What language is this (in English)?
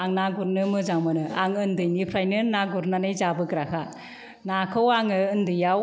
Bodo